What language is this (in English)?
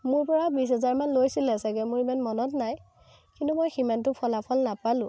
Assamese